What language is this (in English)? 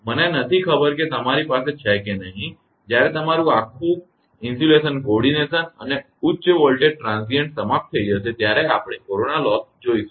Gujarati